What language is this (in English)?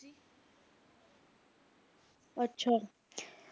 Punjabi